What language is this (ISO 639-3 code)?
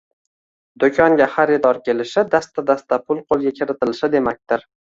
uzb